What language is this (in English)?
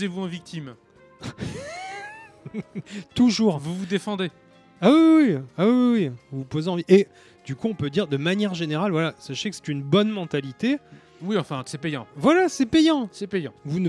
French